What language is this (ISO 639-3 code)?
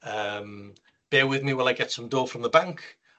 cym